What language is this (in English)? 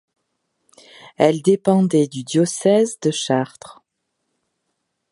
French